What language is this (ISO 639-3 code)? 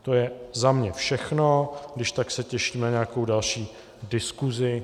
ces